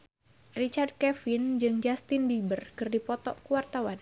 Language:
Sundanese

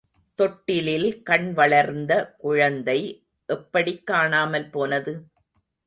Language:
Tamil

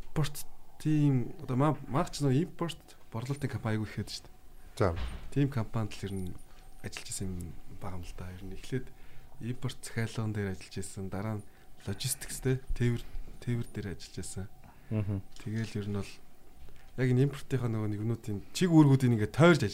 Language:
Korean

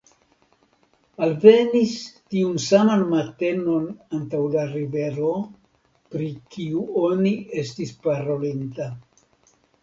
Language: Esperanto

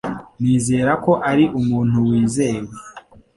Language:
Kinyarwanda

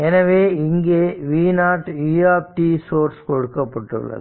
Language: Tamil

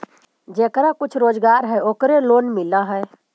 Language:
Magahi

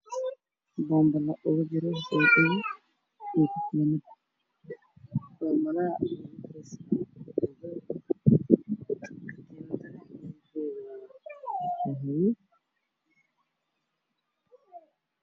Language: Somali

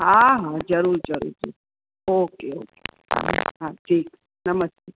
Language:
Sindhi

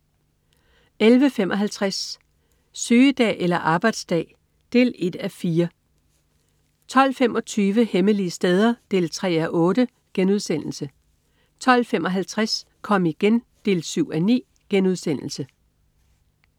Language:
Danish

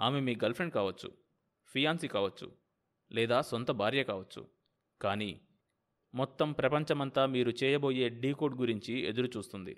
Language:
Telugu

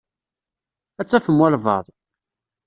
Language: Kabyle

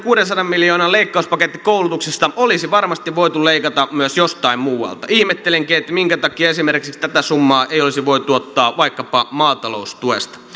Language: Finnish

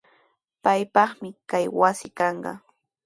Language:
Sihuas Ancash Quechua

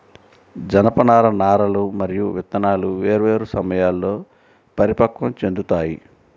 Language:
Telugu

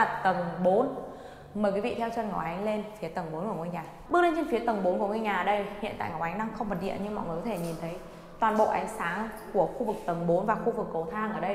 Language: Vietnamese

